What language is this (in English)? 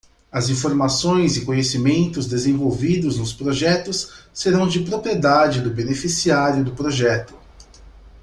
Portuguese